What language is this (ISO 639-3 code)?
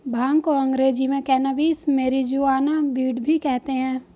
hin